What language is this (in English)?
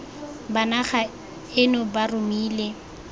Tswana